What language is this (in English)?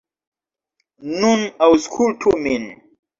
Esperanto